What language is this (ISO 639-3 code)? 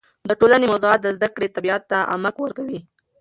pus